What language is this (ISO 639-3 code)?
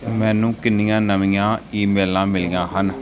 pan